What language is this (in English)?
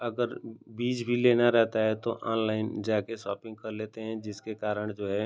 Hindi